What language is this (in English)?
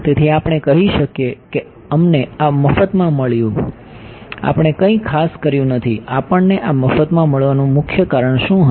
Gujarati